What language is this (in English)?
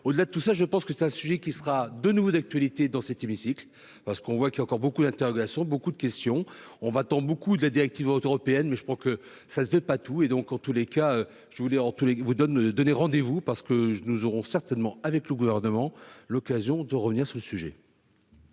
French